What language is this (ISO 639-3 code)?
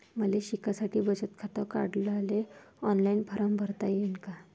mar